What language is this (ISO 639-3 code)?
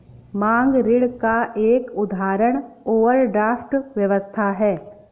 hin